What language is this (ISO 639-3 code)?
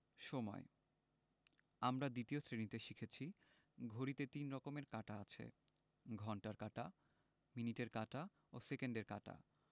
ben